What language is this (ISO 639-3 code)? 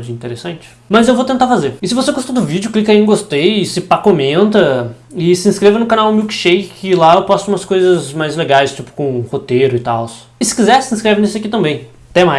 por